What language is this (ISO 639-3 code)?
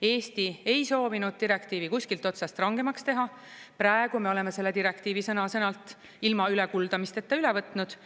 est